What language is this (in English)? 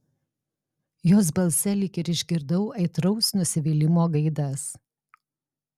Lithuanian